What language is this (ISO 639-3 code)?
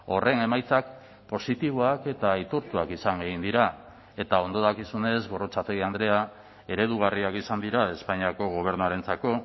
eus